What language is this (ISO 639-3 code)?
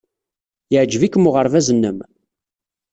kab